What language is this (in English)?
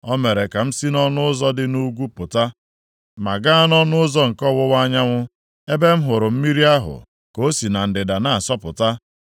Igbo